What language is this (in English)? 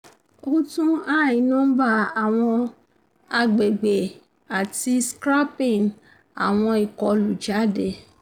Yoruba